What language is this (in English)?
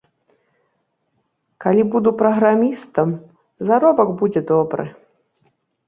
Belarusian